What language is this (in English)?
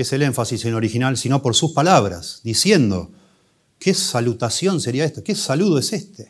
Spanish